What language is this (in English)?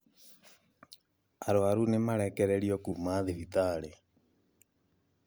Kikuyu